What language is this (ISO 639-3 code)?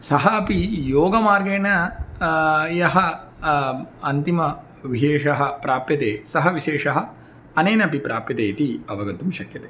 san